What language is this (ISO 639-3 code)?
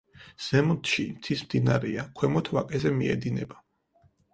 kat